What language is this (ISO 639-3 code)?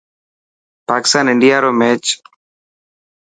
mki